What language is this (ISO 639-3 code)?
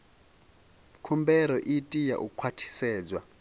ven